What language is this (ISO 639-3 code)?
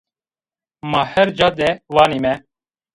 zza